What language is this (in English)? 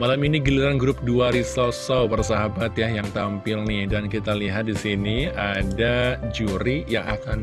Indonesian